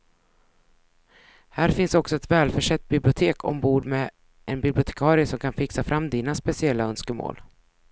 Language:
Swedish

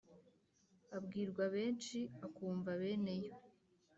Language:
Kinyarwanda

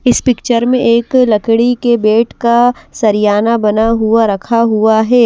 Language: Hindi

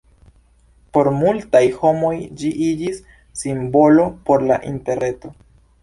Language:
Esperanto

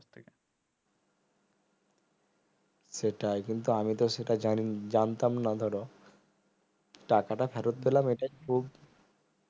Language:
Bangla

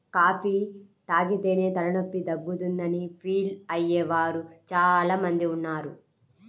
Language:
Telugu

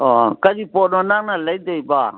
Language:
Manipuri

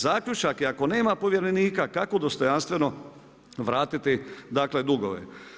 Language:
Croatian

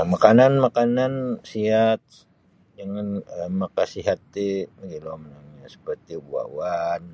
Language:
Sabah Bisaya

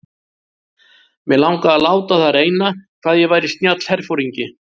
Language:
Icelandic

